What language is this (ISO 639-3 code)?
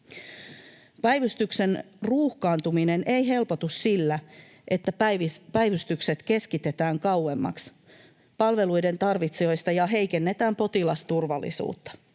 fin